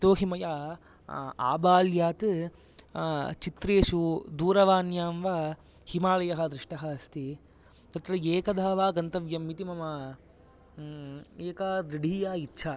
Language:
Sanskrit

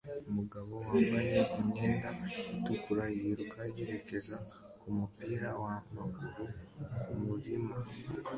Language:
Kinyarwanda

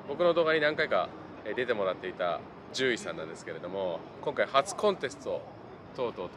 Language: Japanese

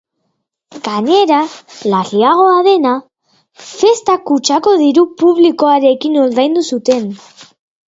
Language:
Basque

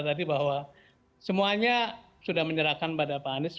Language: Indonesian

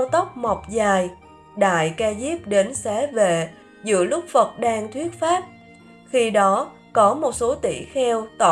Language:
Vietnamese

